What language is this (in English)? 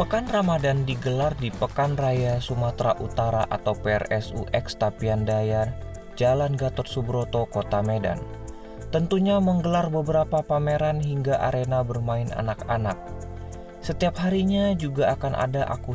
Indonesian